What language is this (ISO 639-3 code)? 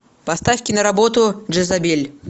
rus